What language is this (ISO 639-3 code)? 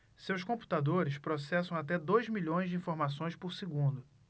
por